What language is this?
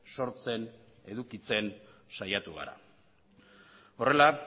Basque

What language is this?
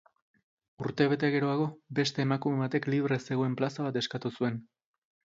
Basque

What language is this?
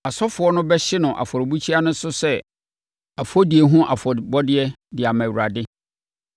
Akan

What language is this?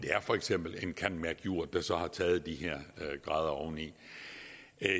Danish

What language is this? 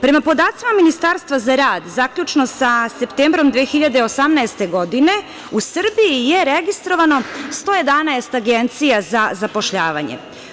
Serbian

